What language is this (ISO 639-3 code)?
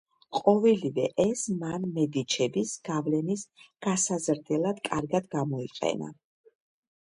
kat